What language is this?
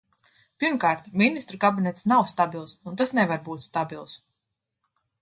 Latvian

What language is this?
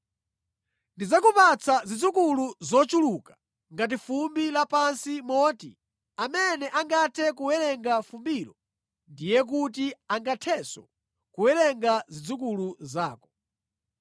Nyanja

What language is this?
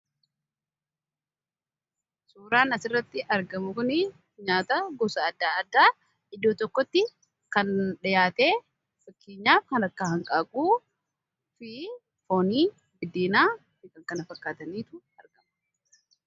Oromo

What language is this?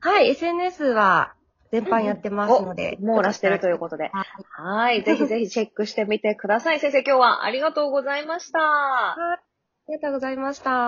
Japanese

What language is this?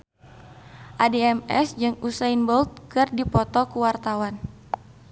Sundanese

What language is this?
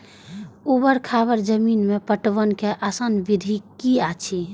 Maithili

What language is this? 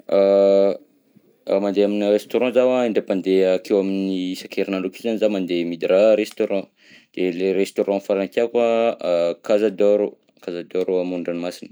Southern Betsimisaraka Malagasy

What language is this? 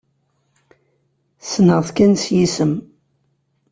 Kabyle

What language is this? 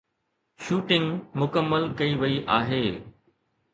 Sindhi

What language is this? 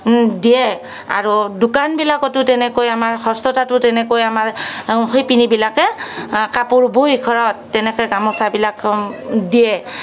Assamese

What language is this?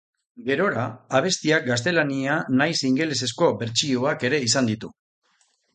Basque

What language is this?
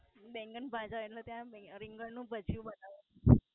Gujarati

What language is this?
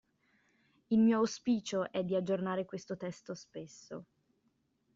Italian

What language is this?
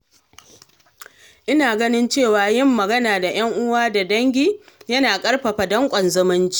Hausa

